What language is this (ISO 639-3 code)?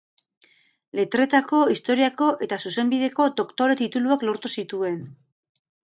eus